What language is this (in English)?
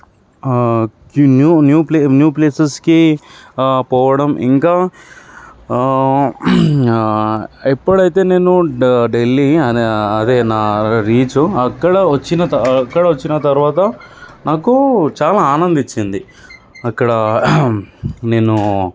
Telugu